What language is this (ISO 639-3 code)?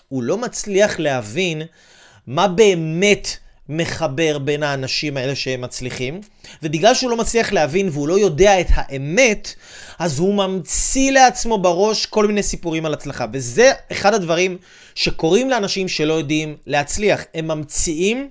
heb